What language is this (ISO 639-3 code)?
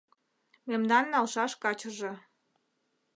chm